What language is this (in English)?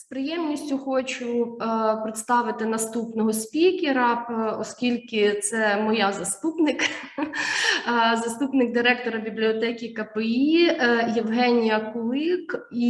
Ukrainian